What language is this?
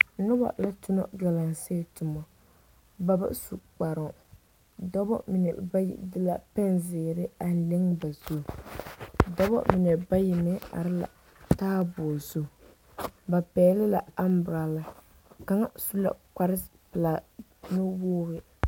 Southern Dagaare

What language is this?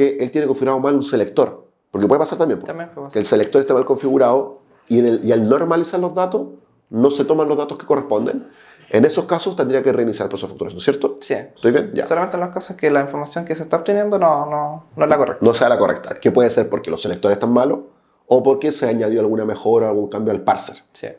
Spanish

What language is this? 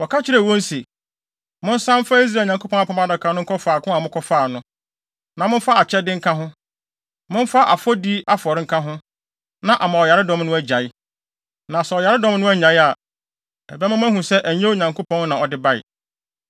Akan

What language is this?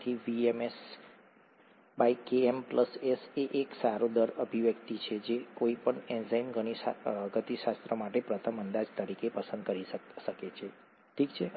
Gujarati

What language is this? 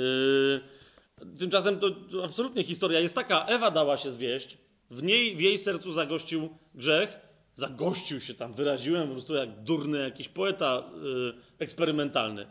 Polish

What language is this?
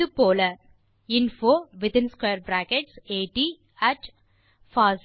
Tamil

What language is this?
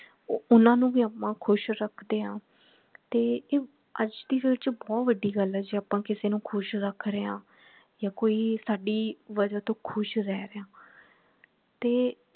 Punjabi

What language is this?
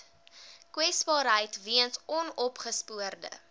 Afrikaans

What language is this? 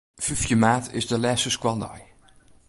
Western Frisian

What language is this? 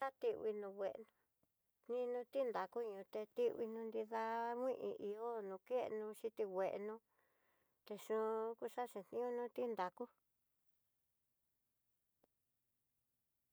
Tidaá Mixtec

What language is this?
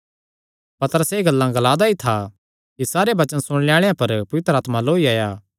Kangri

